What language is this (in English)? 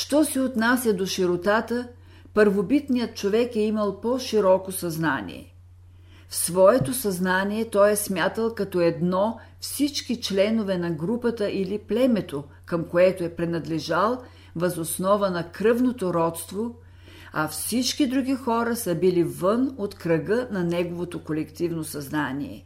Bulgarian